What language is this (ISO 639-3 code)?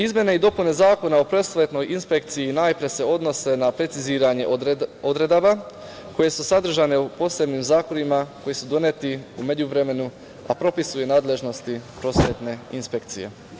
srp